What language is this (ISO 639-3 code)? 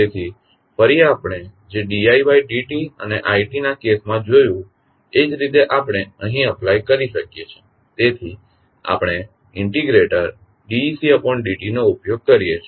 guj